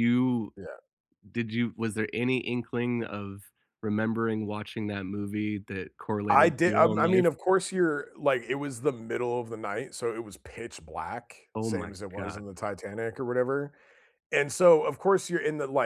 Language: English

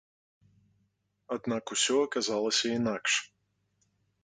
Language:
Belarusian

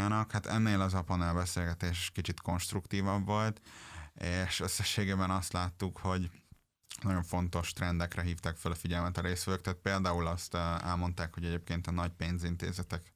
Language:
Hungarian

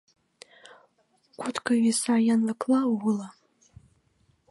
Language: Mari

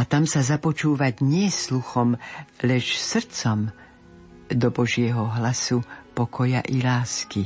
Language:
Slovak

